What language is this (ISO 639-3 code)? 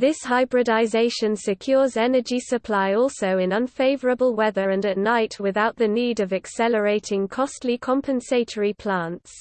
eng